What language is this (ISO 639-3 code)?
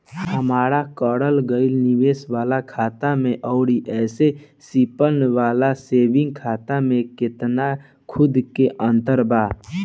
bho